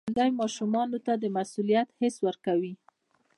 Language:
Pashto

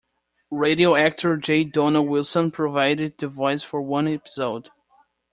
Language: English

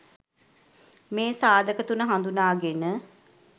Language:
Sinhala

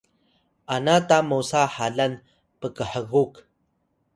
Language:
Atayal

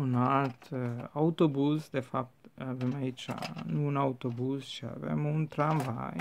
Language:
Romanian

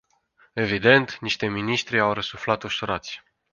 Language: Romanian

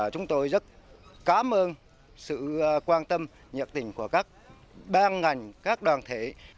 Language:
Vietnamese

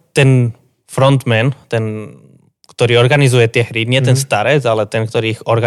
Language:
Slovak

